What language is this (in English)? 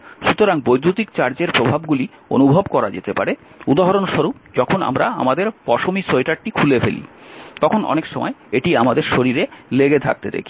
Bangla